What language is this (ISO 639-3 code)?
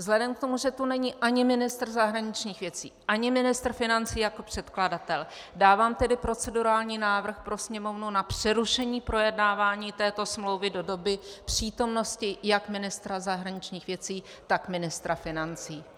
ces